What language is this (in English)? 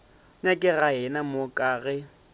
Northern Sotho